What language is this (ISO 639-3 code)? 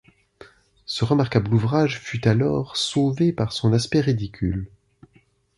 fra